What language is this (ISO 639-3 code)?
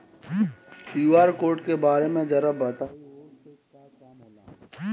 bho